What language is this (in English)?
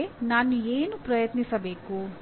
Kannada